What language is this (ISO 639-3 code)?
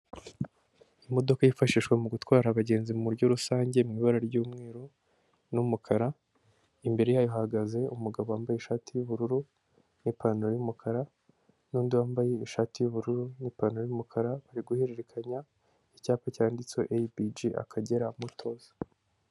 kin